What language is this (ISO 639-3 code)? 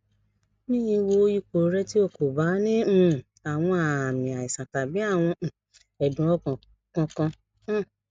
yor